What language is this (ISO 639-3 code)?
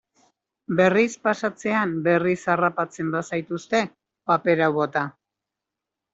eus